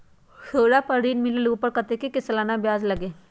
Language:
Magahi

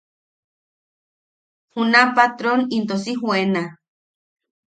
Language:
Yaqui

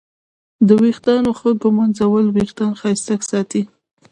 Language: Pashto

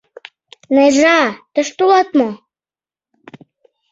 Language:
Mari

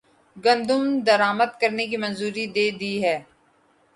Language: Urdu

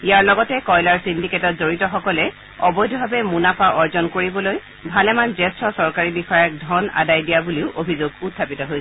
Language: Assamese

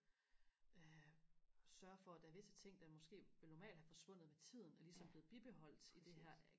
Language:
Danish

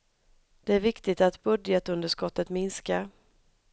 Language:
Swedish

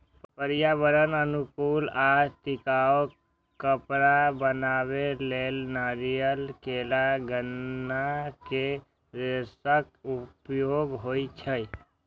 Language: Maithili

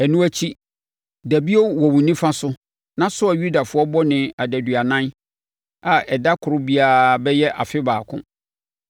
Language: Akan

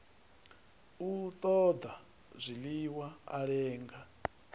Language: Venda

